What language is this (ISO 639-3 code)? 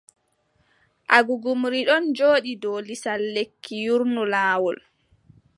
fub